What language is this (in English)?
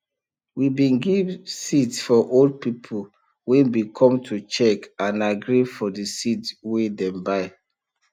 Nigerian Pidgin